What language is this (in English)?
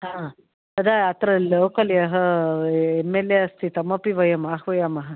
Sanskrit